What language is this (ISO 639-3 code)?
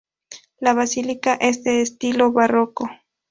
spa